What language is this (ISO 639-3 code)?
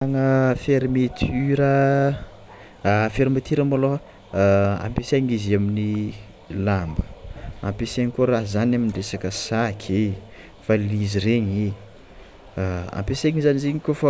xmw